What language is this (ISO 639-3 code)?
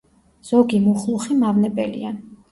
kat